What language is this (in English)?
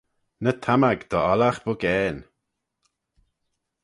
Manx